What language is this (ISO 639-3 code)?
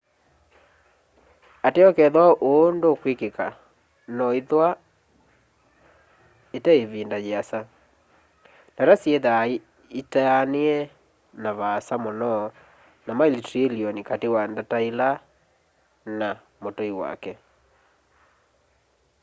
kam